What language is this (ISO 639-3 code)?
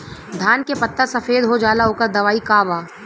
bho